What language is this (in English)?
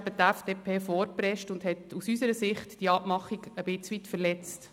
Swiss German